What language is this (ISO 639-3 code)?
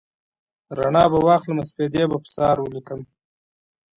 pus